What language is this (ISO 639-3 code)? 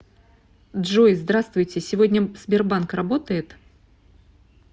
rus